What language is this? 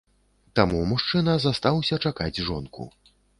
Belarusian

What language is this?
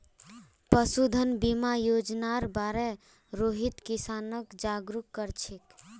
Magahi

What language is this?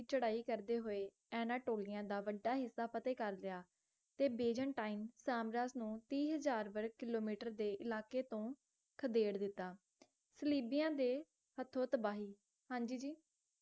Punjabi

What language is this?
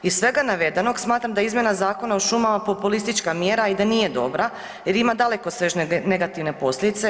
Croatian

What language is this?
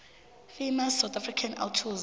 South Ndebele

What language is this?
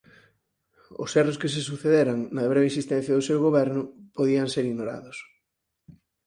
Galician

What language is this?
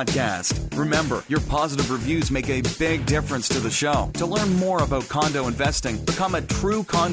English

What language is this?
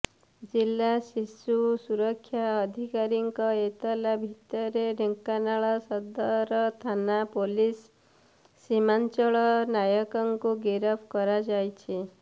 Odia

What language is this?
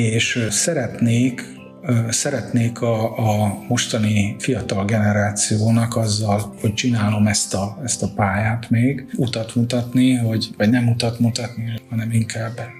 Hungarian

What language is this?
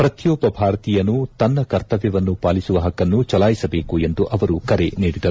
Kannada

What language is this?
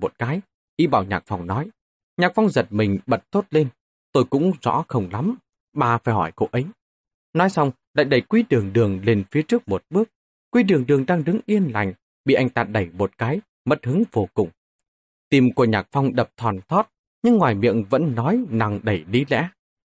Vietnamese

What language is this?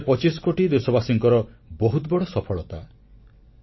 Odia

